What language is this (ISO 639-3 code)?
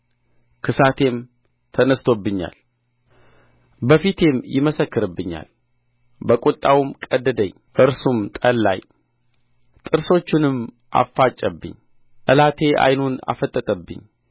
amh